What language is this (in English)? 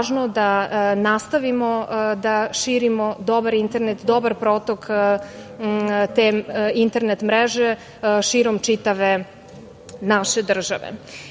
Serbian